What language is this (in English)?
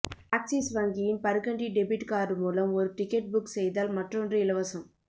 Tamil